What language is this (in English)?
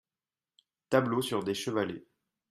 French